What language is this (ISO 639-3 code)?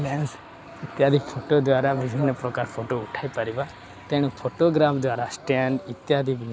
ori